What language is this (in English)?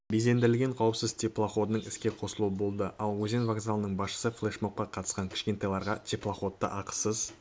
Kazakh